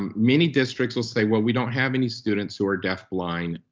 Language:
English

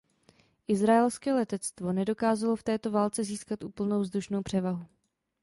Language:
Czech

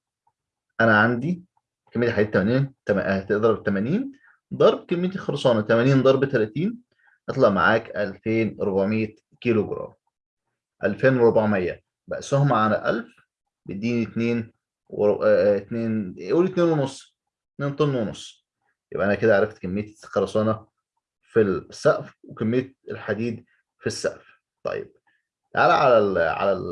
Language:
Arabic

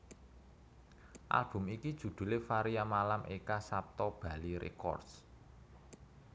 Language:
Javanese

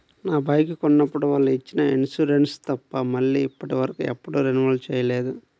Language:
Telugu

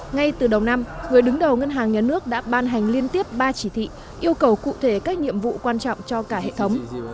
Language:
Vietnamese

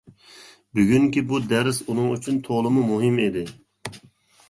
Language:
Uyghur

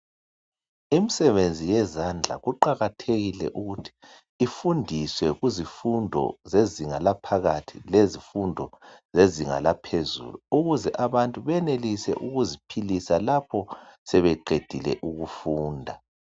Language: North Ndebele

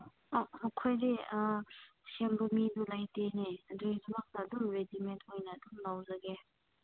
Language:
Manipuri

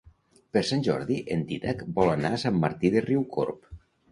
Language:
Catalan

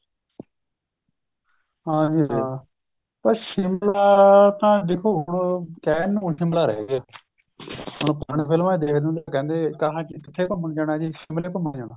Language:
Punjabi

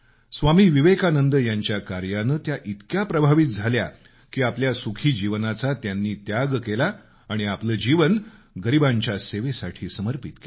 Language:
Marathi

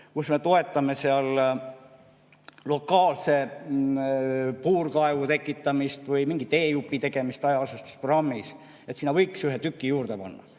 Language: Estonian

